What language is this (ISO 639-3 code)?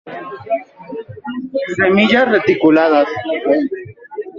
spa